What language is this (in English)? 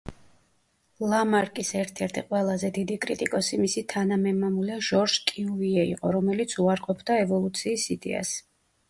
Georgian